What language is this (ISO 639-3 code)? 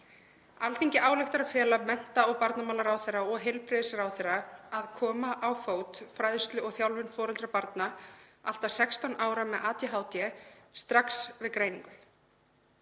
isl